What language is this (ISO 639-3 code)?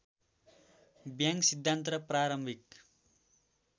nep